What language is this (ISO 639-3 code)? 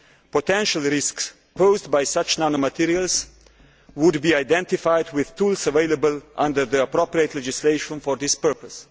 eng